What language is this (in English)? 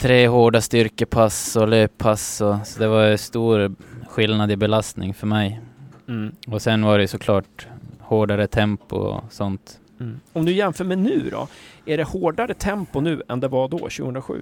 Swedish